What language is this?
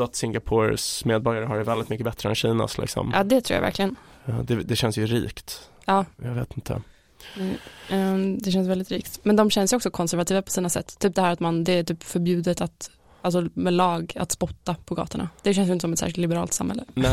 Swedish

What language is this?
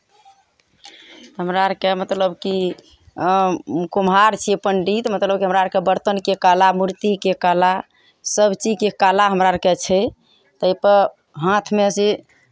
Maithili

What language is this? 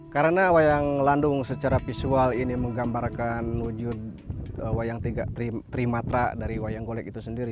Indonesian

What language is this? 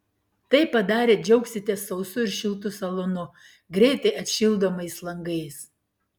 Lithuanian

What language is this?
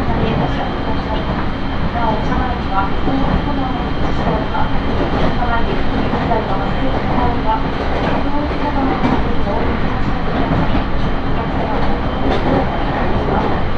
Japanese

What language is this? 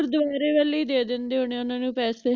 Punjabi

